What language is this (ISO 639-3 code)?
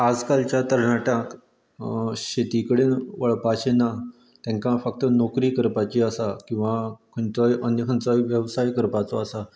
kok